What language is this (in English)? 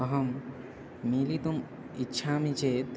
Sanskrit